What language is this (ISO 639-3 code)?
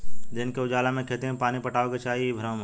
bho